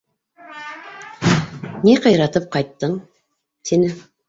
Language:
Bashkir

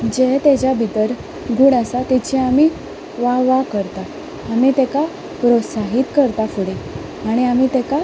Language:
Konkani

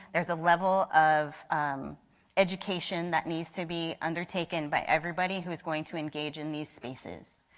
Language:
English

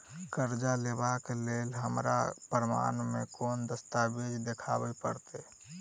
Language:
Maithili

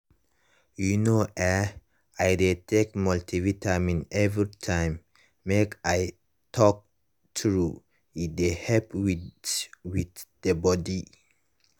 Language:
Nigerian Pidgin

